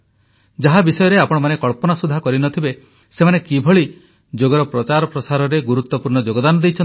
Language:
Odia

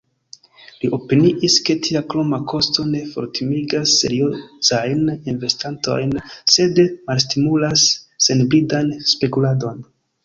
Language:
Esperanto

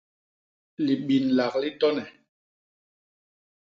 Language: Basaa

